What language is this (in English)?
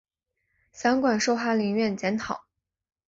Chinese